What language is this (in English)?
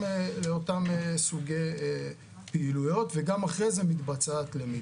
Hebrew